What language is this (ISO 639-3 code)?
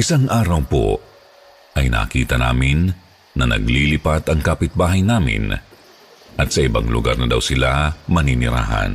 fil